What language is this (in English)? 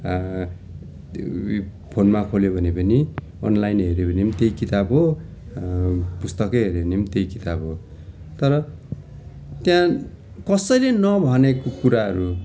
Nepali